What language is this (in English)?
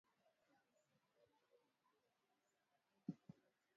Swahili